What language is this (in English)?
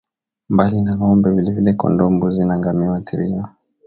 Swahili